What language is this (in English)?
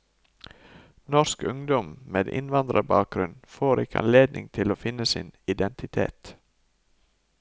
Norwegian